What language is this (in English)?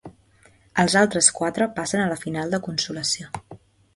Catalan